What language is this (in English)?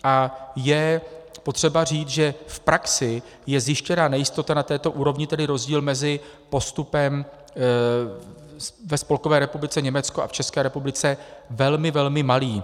Czech